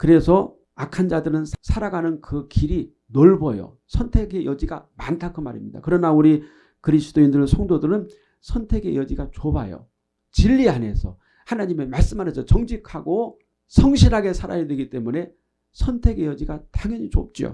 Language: Korean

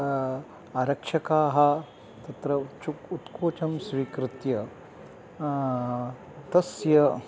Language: Sanskrit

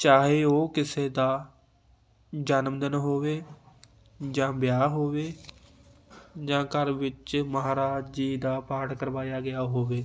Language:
Punjabi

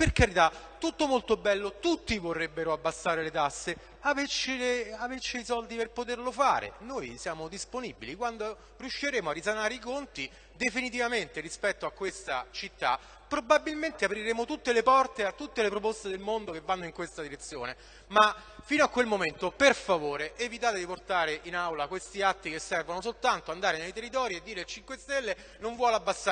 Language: Italian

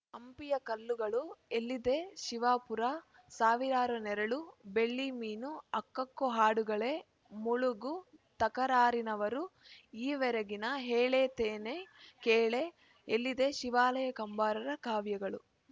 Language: Kannada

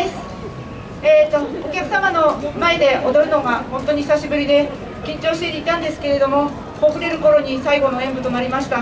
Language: Japanese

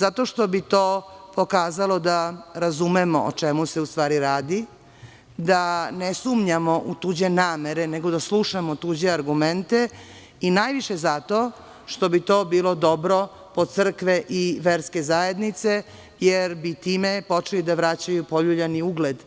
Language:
Serbian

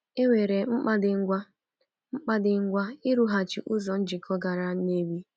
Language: Igbo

